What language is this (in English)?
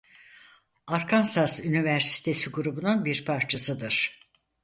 Turkish